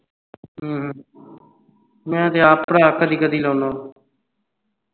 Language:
Punjabi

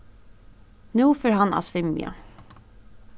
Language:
Faroese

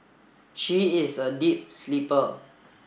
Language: English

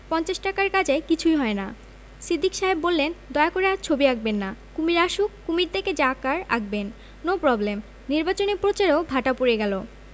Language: Bangla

